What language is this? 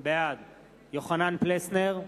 Hebrew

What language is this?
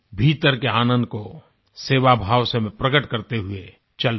Hindi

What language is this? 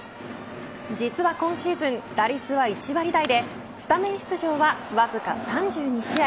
Japanese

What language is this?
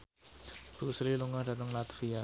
Javanese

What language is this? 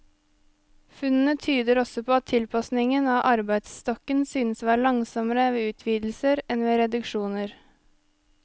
Norwegian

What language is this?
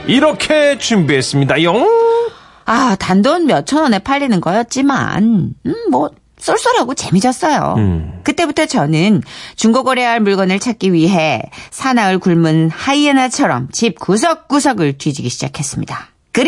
Korean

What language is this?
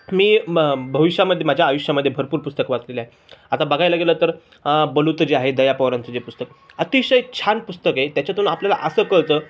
Marathi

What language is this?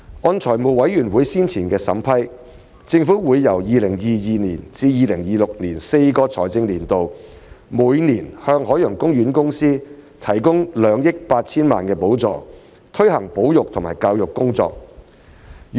Cantonese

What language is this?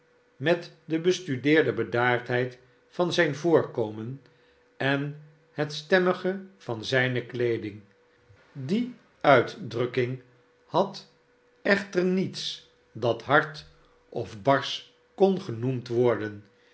Dutch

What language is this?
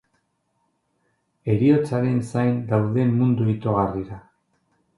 Basque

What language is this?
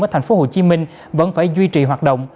Vietnamese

